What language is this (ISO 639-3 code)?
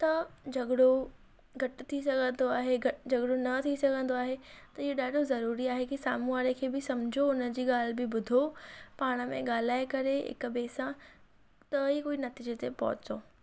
snd